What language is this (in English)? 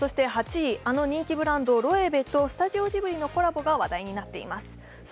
Japanese